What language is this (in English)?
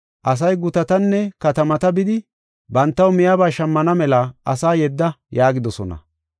Gofa